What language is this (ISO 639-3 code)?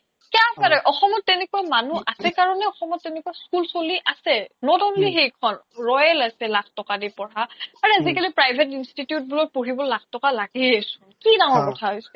asm